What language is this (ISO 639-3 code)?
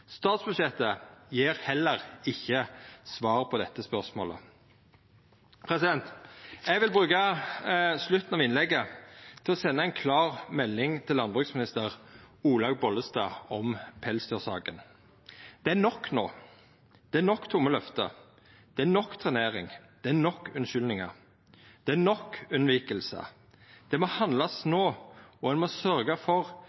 nno